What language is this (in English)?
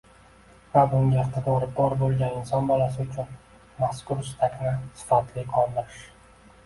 Uzbek